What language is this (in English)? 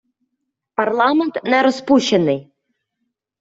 Ukrainian